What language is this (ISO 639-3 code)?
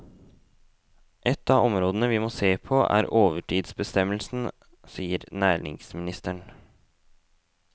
nor